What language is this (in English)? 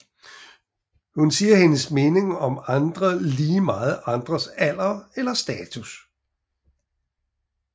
Danish